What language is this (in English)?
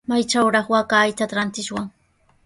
Sihuas Ancash Quechua